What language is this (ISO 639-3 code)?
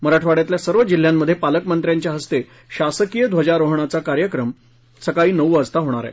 mar